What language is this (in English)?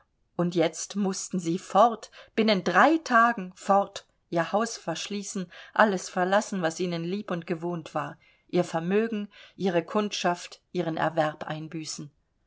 German